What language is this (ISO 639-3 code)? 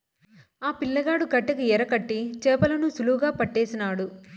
tel